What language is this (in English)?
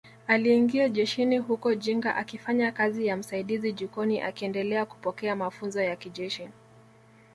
Swahili